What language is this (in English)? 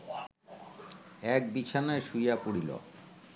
Bangla